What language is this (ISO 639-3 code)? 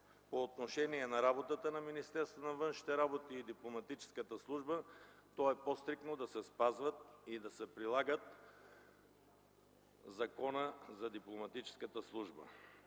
bul